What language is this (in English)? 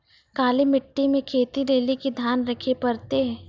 Maithili